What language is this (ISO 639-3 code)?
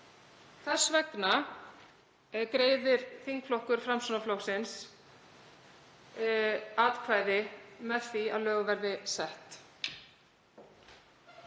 isl